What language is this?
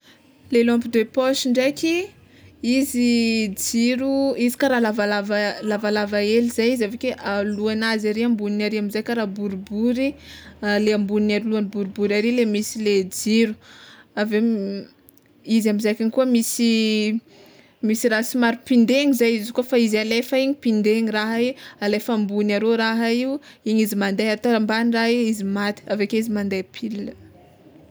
Tsimihety Malagasy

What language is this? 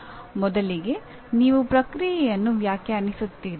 Kannada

